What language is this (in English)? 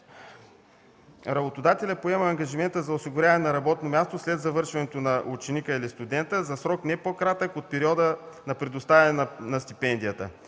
Bulgarian